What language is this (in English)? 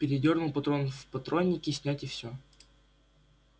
Russian